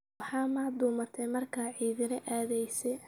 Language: Somali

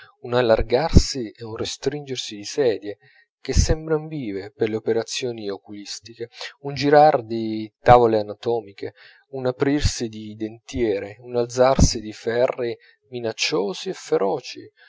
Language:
Italian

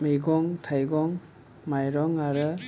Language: Bodo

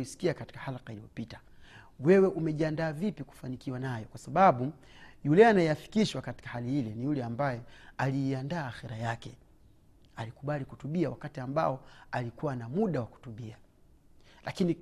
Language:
Swahili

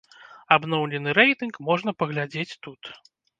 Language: Belarusian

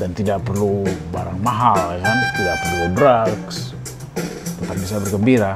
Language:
Indonesian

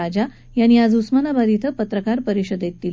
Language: Marathi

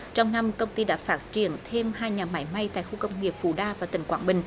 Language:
Vietnamese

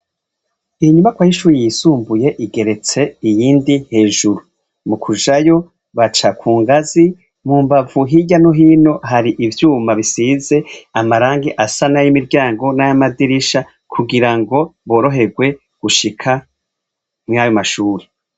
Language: Rundi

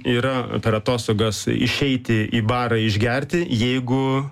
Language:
Lithuanian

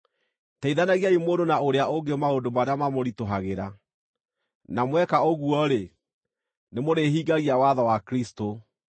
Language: Kikuyu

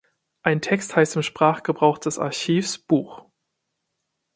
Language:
German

